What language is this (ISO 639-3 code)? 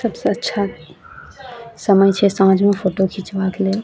mai